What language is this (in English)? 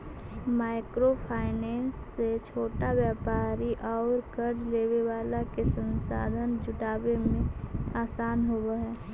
Magahi